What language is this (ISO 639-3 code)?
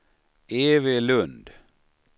swe